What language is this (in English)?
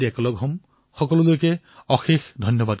Assamese